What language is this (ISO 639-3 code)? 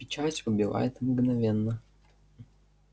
rus